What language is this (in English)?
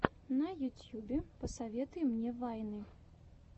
Russian